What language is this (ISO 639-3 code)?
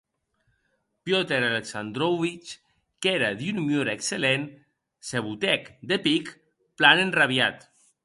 oci